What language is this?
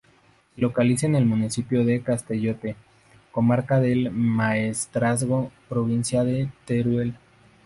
Spanish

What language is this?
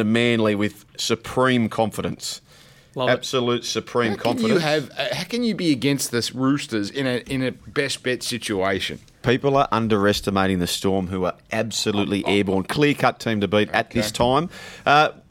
English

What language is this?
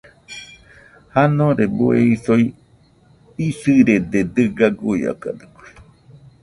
Nüpode Huitoto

